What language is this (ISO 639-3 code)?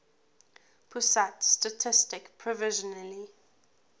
eng